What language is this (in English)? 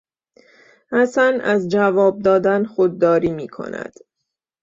Persian